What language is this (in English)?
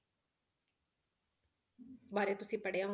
Punjabi